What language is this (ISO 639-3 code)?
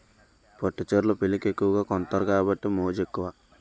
tel